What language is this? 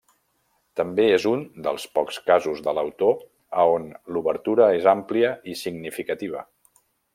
Catalan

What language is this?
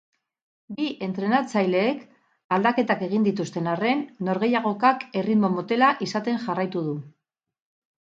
Basque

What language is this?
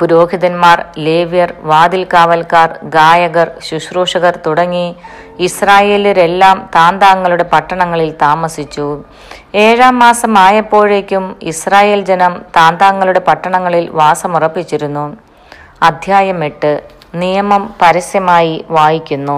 Malayalam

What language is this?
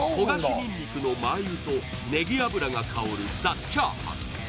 Japanese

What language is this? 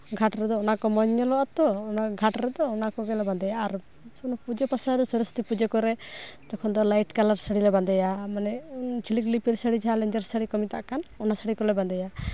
Santali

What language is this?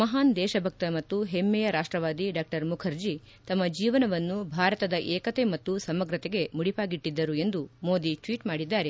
Kannada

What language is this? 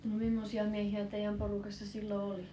Finnish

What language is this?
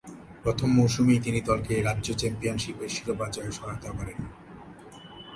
Bangla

